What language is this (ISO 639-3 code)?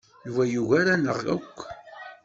kab